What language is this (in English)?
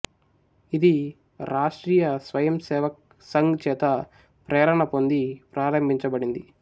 Telugu